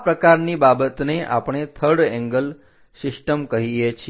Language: Gujarati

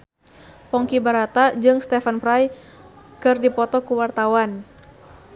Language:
Sundanese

